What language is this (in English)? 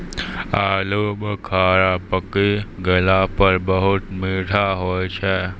Maithili